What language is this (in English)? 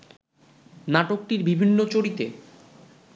Bangla